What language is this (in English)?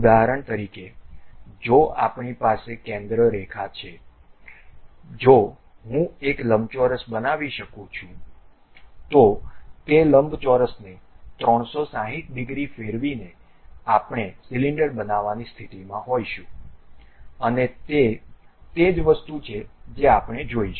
Gujarati